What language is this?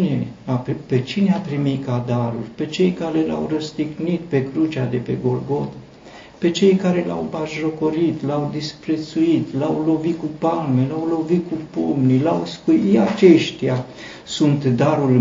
Romanian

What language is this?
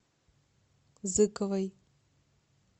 Russian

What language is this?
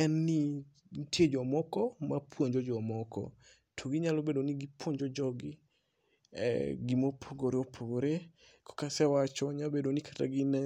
Luo (Kenya and Tanzania)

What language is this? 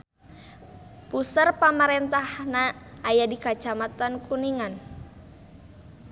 Sundanese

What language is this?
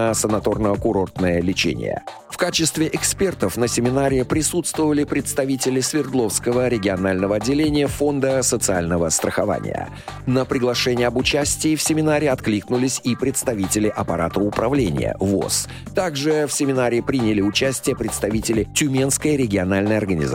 Russian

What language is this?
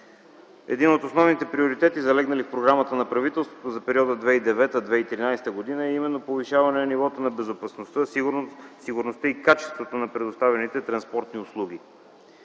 Bulgarian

